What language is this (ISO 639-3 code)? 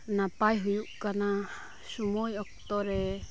sat